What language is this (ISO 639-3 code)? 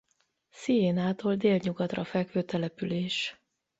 hun